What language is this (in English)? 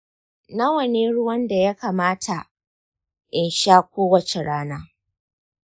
Hausa